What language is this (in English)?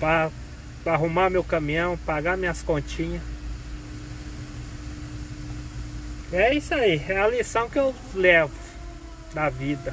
Portuguese